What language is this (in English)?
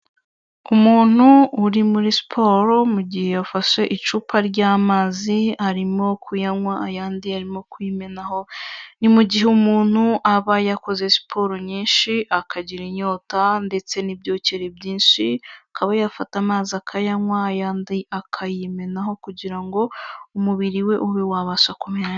Kinyarwanda